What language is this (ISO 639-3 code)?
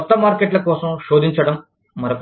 tel